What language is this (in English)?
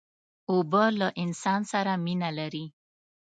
Pashto